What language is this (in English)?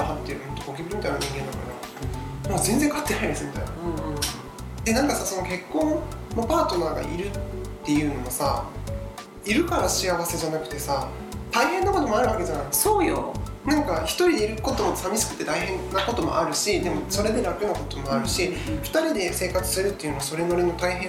Japanese